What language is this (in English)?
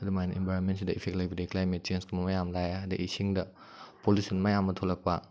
Manipuri